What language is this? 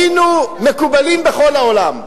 Hebrew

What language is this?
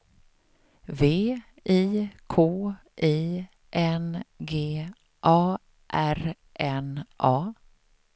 Swedish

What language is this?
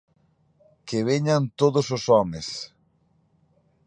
Galician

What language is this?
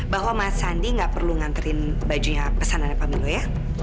Indonesian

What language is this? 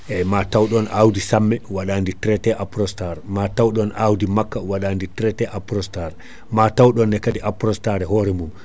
Fula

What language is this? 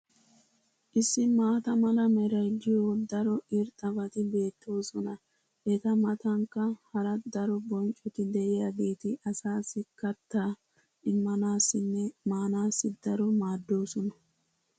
Wolaytta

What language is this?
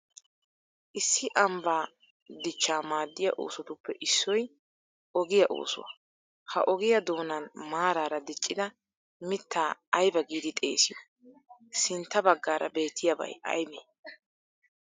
Wolaytta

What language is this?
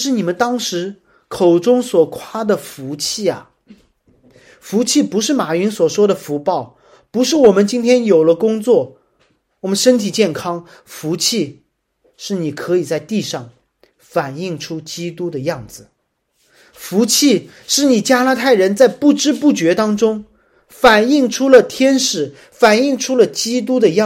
Chinese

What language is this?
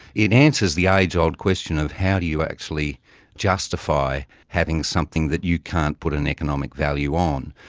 English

